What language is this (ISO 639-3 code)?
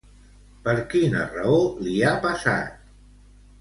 cat